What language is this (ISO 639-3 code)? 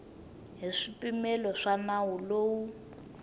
tso